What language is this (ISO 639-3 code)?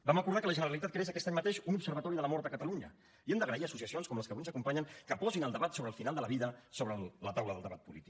cat